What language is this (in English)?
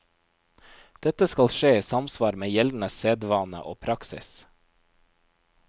Norwegian